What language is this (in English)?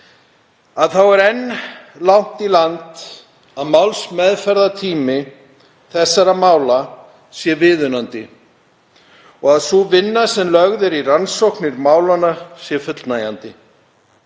Icelandic